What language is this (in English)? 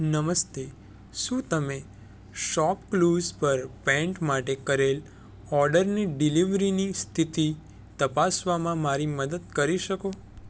Gujarati